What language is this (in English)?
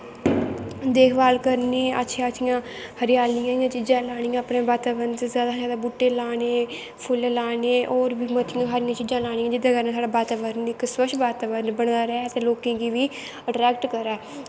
Dogri